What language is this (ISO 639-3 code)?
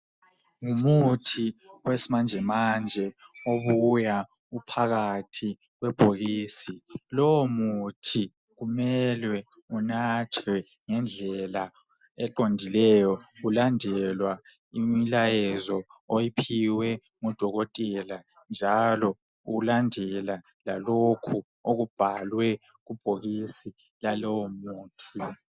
nde